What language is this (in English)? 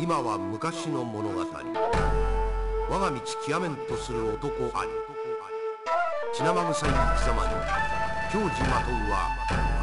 Japanese